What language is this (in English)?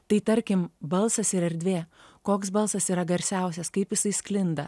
Lithuanian